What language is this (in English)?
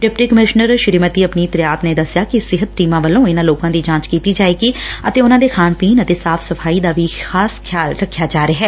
Punjabi